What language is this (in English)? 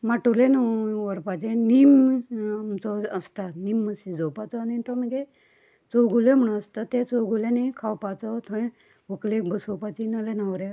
Konkani